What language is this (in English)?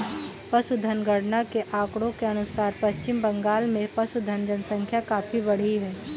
Hindi